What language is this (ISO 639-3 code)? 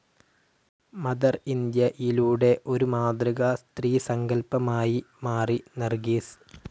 mal